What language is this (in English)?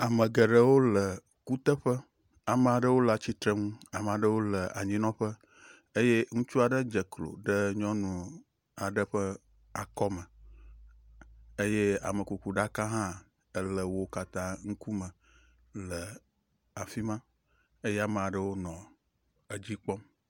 Ewe